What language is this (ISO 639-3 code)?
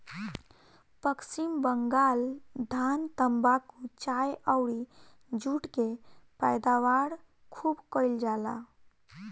bho